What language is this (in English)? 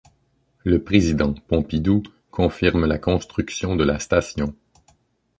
French